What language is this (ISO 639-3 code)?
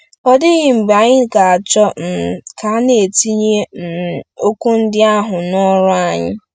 ibo